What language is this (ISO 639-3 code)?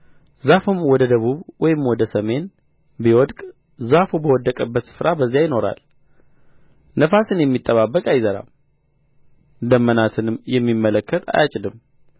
amh